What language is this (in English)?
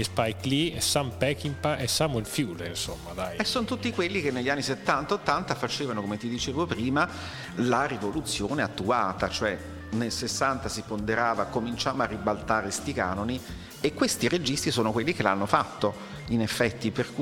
Italian